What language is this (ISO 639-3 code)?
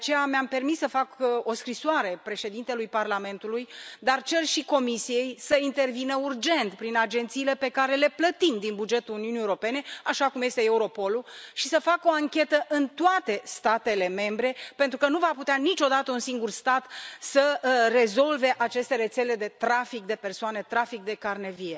ron